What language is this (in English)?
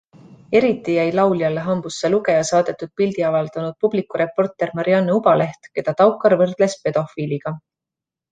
Estonian